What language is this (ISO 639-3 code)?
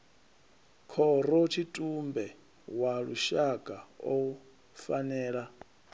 ven